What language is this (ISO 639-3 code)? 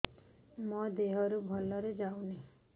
ori